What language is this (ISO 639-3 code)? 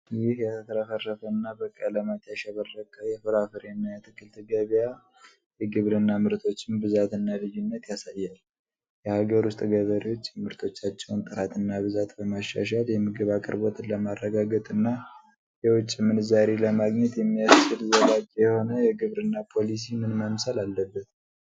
amh